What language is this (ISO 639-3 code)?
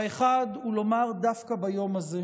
heb